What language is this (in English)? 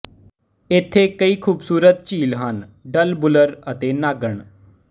Punjabi